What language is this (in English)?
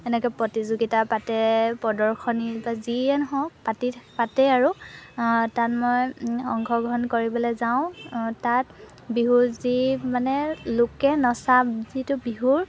Assamese